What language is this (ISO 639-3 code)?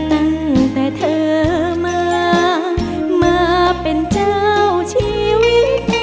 tha